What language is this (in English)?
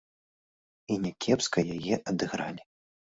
Belarusian